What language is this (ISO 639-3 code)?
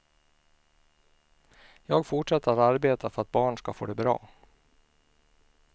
swe